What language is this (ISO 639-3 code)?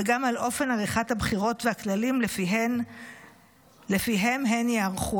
heb